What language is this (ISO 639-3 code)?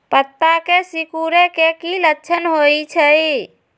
mag